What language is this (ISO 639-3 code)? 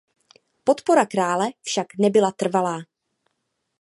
ces